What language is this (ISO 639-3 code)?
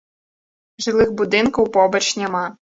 bel